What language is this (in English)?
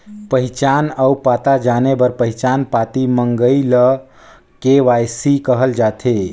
Chhattisgarhi